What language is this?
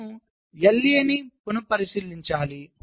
Telugu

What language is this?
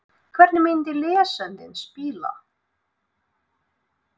Icelandic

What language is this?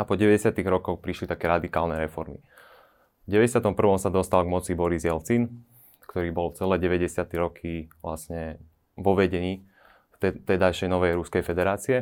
Slovak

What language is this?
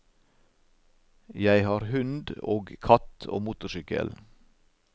Norwegian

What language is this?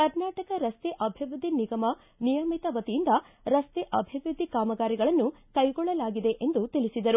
Kannada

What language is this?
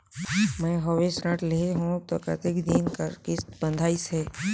Chhattisgarhi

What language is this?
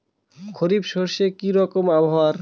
Bangla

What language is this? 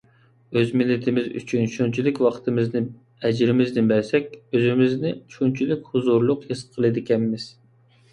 Uyghur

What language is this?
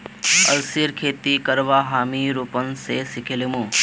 Magahi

